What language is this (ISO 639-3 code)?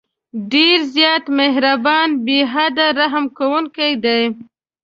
pus